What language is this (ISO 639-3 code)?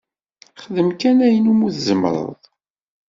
kab